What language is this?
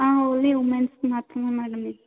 Telugu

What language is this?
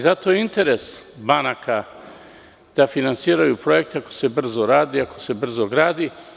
Serbian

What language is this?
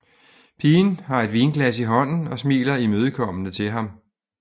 Danish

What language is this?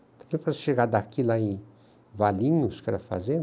Portuguese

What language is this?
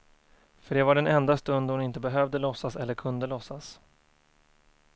Swedish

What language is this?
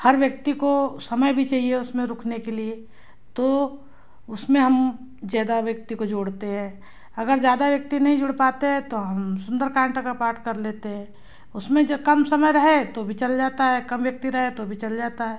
Hindi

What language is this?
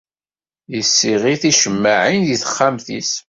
Kabyle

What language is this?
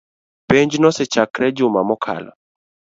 Luo (Kenya and Tanzania)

